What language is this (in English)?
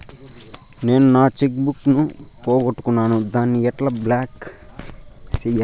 Telugu